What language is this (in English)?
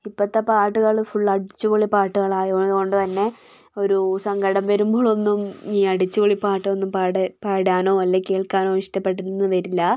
Malayalam